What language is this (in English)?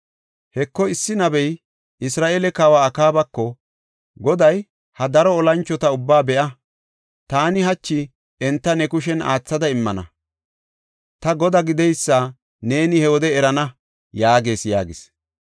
Gofa